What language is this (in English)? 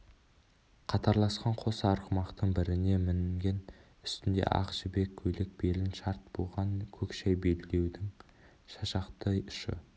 Kazakh